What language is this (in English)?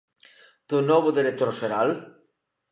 Galician